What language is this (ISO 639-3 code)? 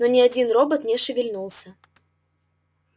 rus